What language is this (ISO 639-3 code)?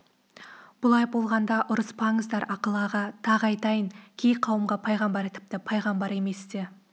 kaz